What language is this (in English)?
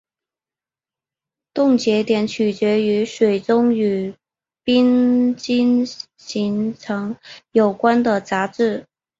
Chinese